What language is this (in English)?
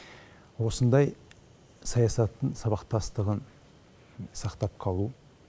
Kazakh